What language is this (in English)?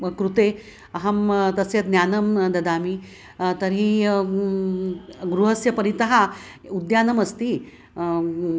Sanskrit